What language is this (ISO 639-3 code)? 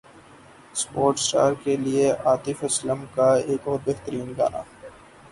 urd